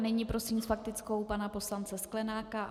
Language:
Czech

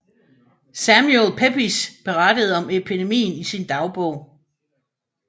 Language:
Danish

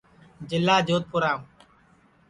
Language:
Sansi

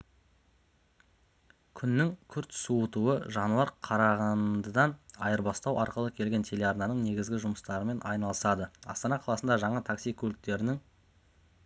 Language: Kazakh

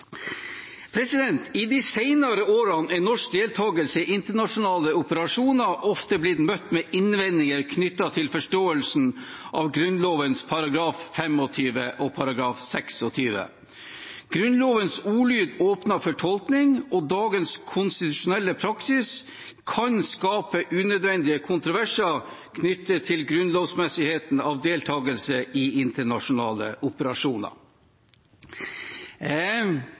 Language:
Norwegian Bokmål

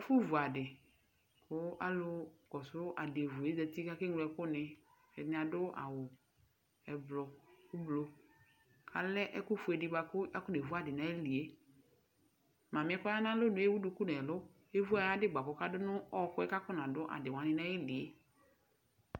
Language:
Ikposo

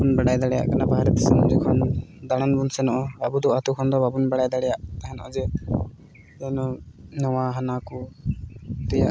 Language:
Santali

